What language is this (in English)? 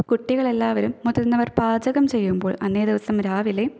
Malayalam